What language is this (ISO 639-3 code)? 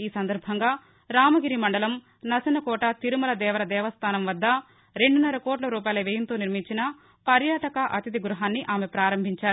tel